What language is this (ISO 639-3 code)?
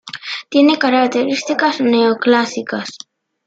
spa